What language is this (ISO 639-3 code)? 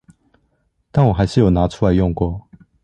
zho